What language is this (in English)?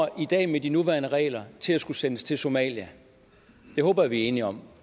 Danish